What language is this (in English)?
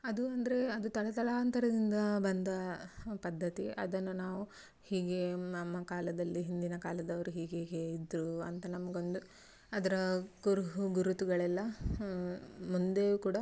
Kannada